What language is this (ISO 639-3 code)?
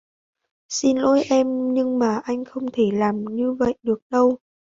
vie